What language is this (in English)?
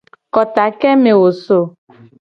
Gen